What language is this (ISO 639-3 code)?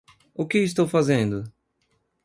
por